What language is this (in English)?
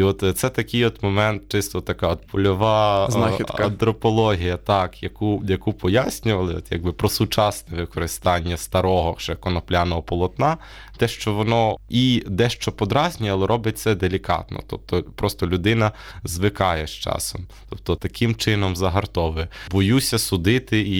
Ukrainian